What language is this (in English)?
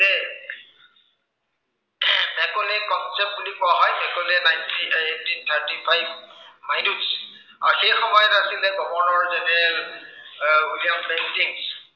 Assamese